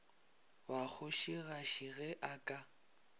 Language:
Northern Sotho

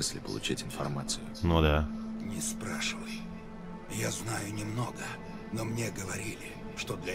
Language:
Russian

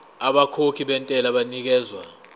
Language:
Zulu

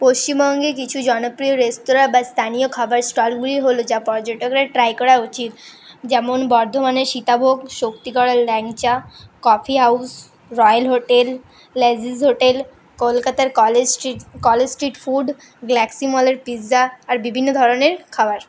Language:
Bangla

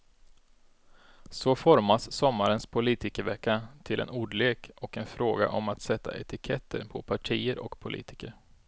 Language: Swedish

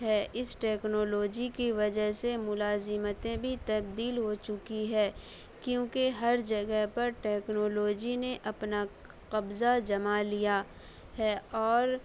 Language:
Urdu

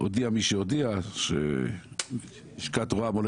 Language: Hebrew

